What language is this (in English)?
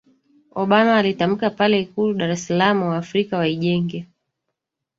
Swahili